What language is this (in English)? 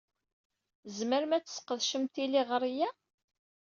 Kabyle